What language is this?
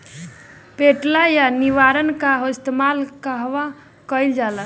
Bhojpuri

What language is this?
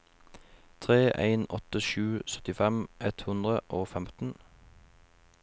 Norwegian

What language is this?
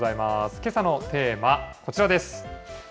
Japanese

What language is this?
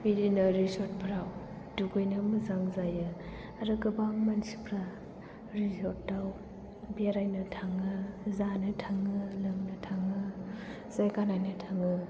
Bodo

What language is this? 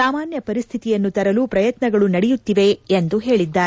Kannada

